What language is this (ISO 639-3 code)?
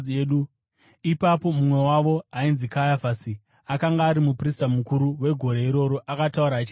sna